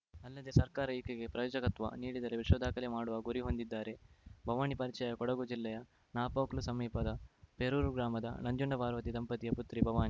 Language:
Kannada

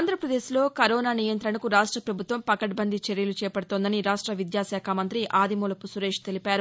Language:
Telugu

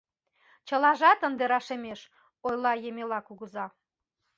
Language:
Mari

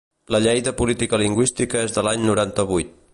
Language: Catalan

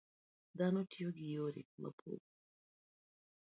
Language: Luo (Kenya and Tanzania)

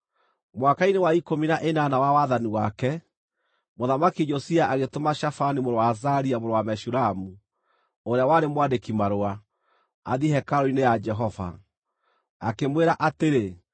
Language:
Kikuyu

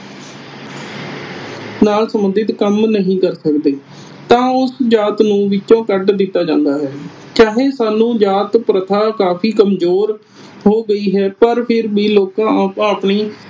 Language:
Punjabi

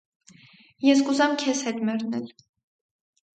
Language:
Armenian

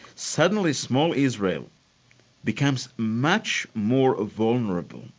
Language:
English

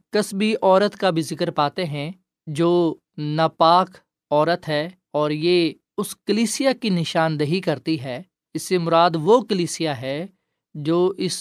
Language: Urdu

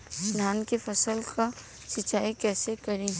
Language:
Bhojpuri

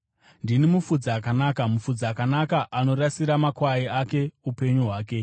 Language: Shona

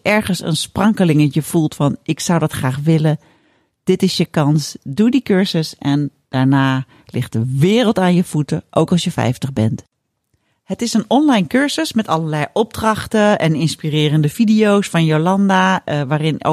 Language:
Dutch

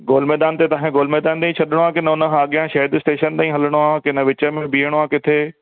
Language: Sindhi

